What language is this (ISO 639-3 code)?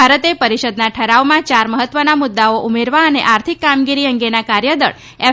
guj